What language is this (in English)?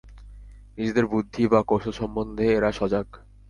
Bangla